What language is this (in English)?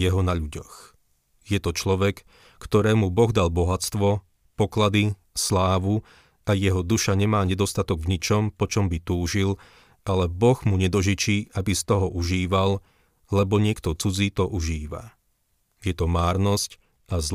Slovak